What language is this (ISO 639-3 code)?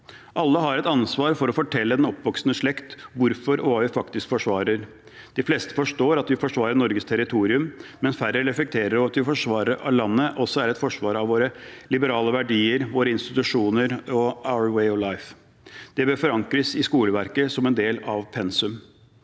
nor